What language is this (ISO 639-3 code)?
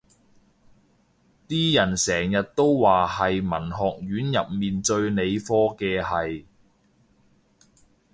yue